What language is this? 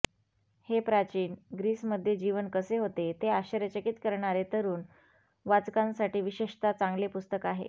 Marathi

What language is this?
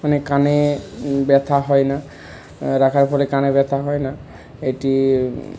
Bangla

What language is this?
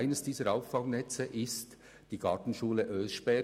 Swiss German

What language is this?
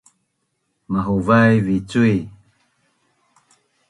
Bunun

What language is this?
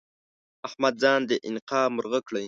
Pashto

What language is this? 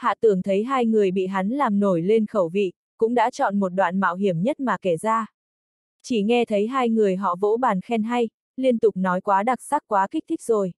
Vietnamese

